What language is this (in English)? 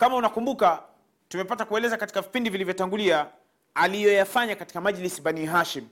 Swahili